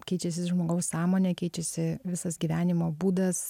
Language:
Lithuanian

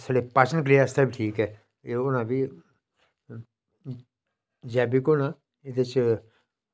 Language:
Dogri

